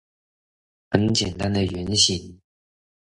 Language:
Chinese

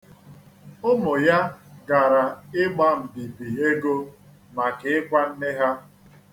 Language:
Igbo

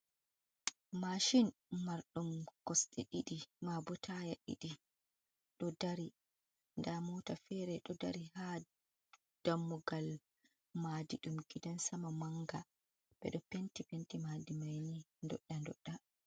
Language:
Fula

